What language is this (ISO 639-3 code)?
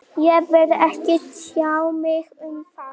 isl